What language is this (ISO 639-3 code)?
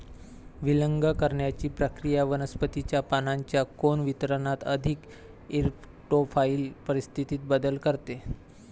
mar